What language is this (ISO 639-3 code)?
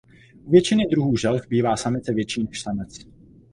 ces